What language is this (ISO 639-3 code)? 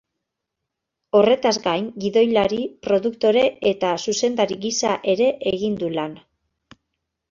eus